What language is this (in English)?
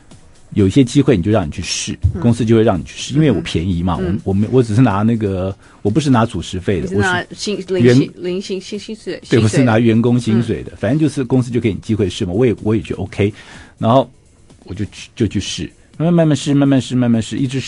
Chinese